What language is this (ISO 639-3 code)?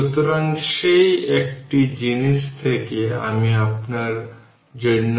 ben